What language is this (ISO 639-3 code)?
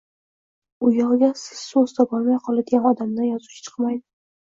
uzb